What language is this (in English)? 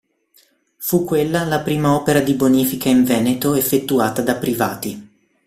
Italian